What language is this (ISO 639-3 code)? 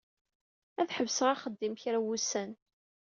kab